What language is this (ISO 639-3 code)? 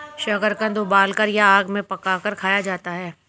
hin